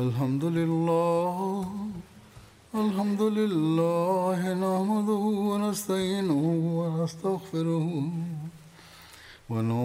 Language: Malayalam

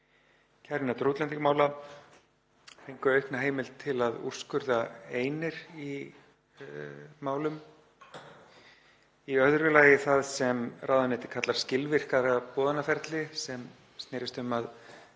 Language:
Icelandic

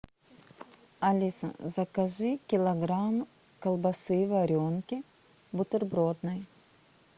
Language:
Russian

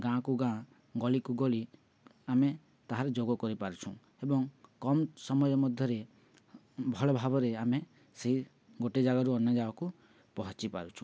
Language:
Odia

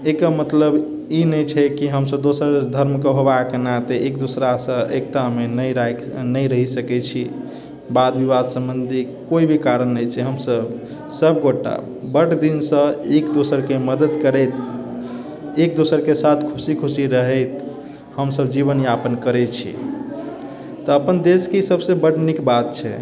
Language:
Maithili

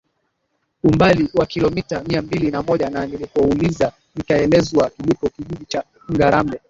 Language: Swahili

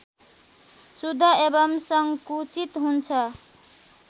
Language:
Nepali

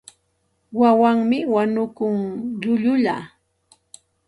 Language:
Santa Ana de Tusi Pasco Quechua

